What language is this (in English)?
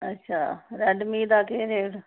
Dogri